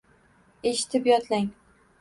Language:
Uzbek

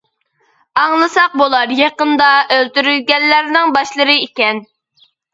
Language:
Uyghur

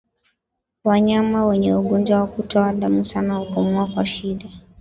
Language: Swahili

